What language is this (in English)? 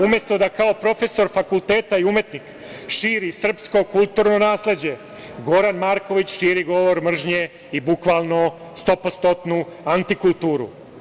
Serbian